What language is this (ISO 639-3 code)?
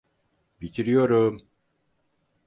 tur